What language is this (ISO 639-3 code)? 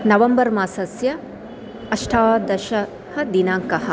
san